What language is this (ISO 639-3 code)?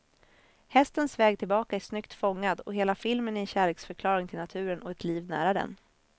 swe